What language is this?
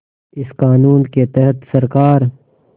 Hindi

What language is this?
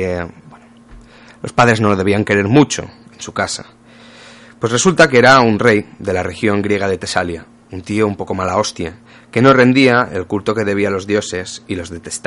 Spanish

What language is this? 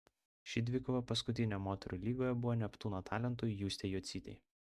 Lithuanian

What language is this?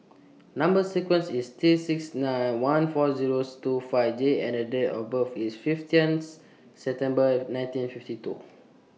English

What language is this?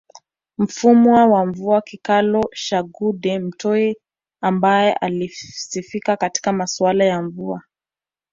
Swahili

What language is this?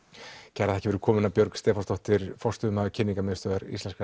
Icelandic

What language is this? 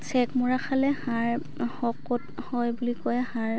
Assamese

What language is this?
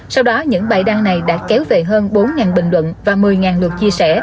Vietnamese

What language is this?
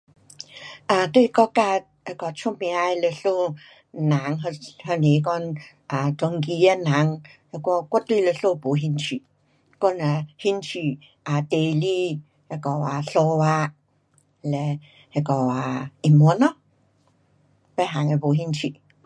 Pu-Xian Chinese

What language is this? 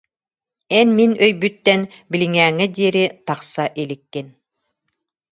Yakut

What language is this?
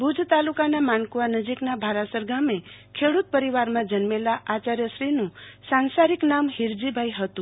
Gujarati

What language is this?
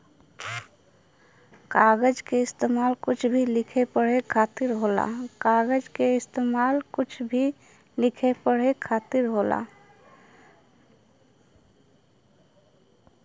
Bhojpuri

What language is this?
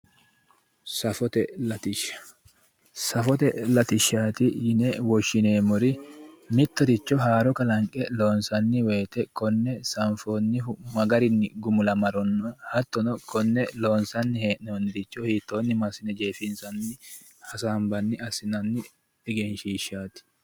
Sidamo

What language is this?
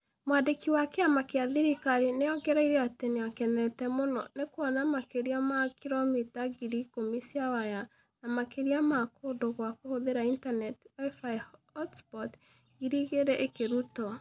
Kikuyu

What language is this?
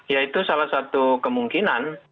Indonesian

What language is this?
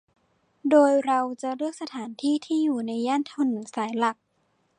Thai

